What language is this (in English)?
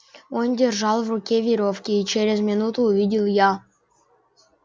Russian